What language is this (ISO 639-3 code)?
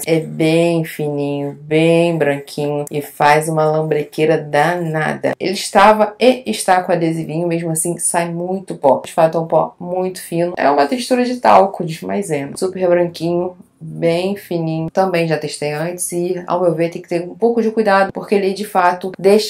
por